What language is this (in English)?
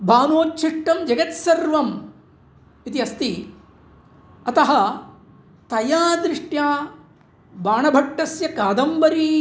Sanskrit